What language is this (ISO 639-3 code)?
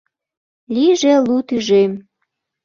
chm